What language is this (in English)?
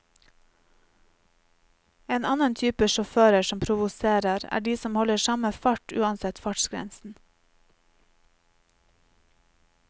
Norwegian